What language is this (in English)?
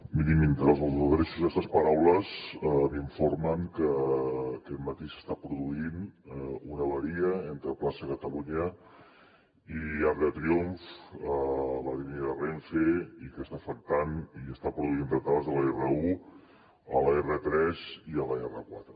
Catalan